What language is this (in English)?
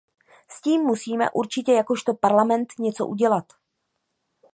Czech